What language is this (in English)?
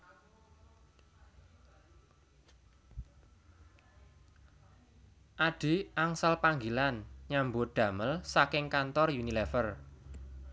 Javanese